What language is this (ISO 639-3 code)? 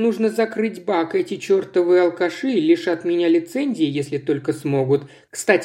rus